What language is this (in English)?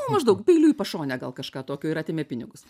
Lithuanian